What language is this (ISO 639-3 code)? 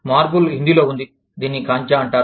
tel